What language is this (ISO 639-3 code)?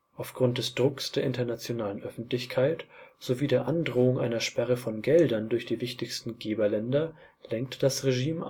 deu